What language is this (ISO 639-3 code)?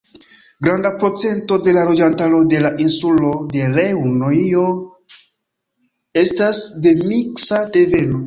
epo